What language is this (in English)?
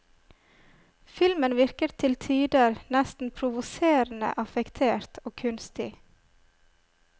Norwegian